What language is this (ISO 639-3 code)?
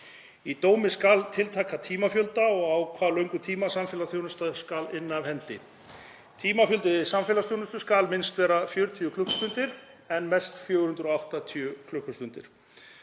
isl